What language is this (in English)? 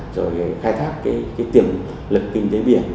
Vietnamese